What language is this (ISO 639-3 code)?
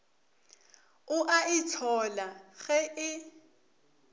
nso